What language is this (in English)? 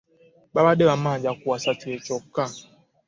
Ganda